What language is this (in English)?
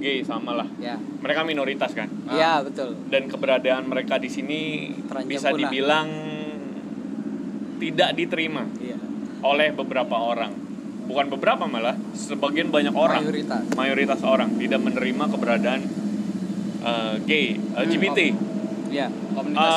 Indonesian